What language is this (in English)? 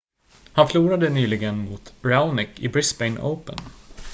Swedish